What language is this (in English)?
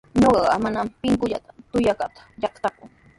Sihuas Ancash Quechua